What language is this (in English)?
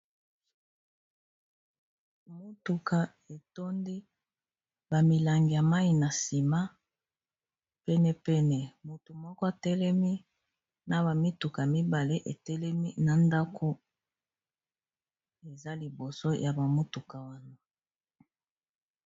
Lingala